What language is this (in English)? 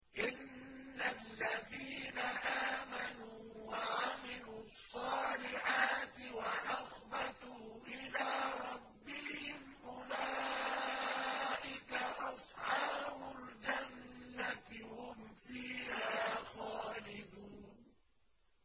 Arabic